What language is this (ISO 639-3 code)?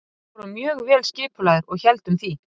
isl